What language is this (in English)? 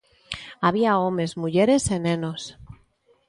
Galician